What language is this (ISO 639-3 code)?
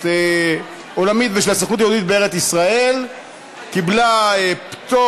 heb